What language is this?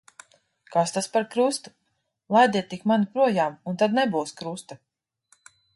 Latvian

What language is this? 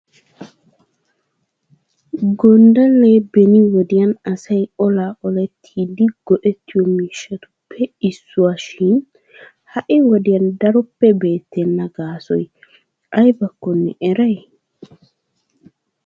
Wolaytta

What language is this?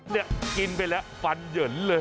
Thai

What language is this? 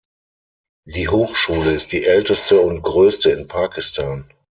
German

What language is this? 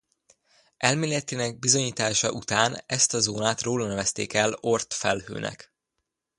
Hungarian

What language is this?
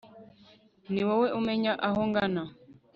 Kinyarwanda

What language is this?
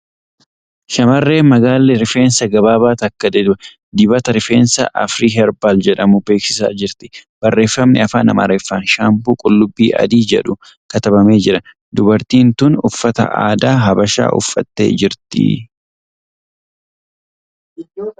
Oromo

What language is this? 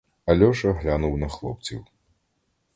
Ukrainian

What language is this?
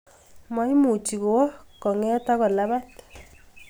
Kalenjin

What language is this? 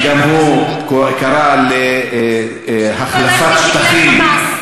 Hebrew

